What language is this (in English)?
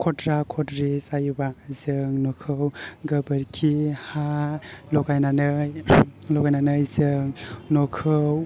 Bodo